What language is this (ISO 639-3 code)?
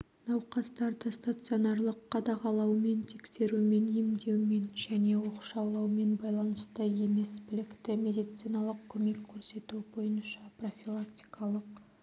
kaz